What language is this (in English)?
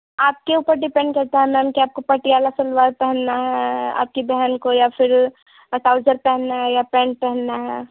Hindi